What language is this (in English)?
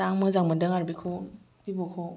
Bodo